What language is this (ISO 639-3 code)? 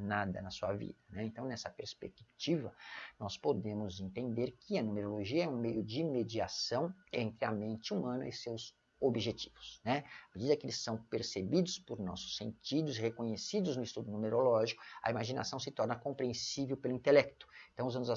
por